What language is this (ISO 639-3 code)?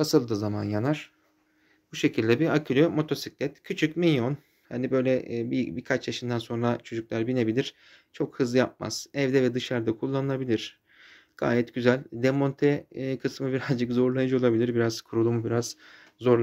tur